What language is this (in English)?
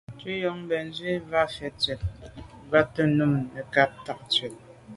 Medumba